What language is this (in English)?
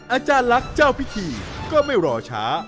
Thai